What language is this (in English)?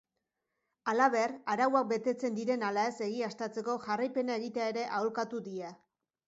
Basque